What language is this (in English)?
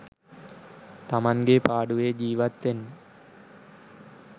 Sinhala